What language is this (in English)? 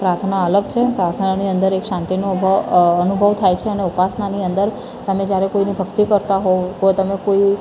Gujarati